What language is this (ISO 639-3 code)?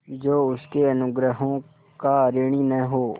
hin